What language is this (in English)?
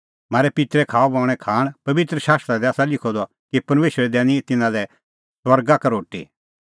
Kullu Pahari